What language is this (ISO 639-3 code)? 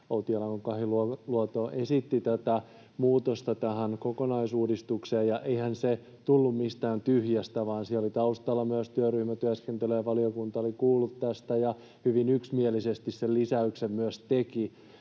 fin